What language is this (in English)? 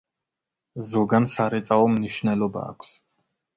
Georgian